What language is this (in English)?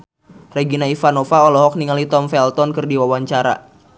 Sundanese